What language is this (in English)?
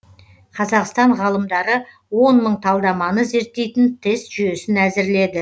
Kazakh